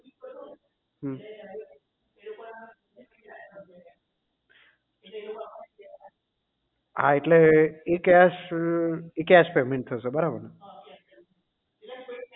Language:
Gujarati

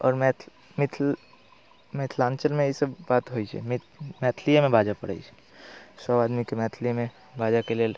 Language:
Maithili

